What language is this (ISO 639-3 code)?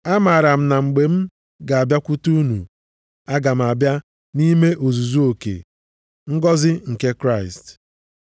ibo